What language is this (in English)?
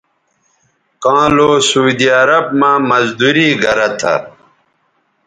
Bateri